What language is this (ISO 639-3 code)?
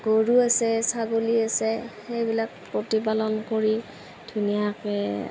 asm